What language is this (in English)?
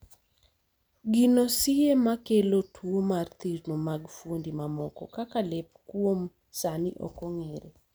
Luo (Kenya and Tanzania)